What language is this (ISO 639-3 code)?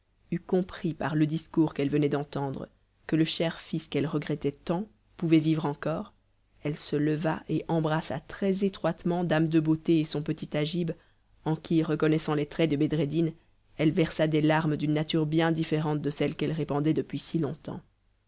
fra